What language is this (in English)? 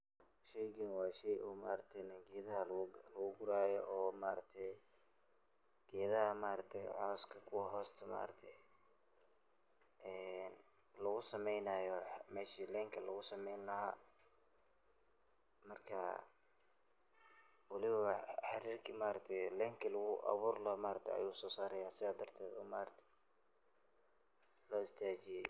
Somali